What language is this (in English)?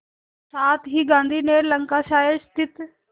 Hindi